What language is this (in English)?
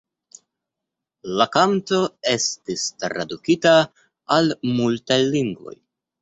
Esperanto